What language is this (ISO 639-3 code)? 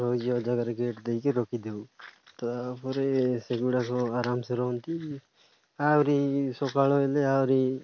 ori